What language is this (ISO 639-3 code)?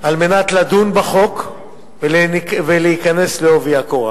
heb